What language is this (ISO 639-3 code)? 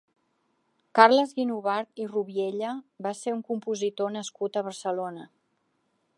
cat